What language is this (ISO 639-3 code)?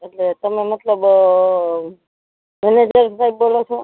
guj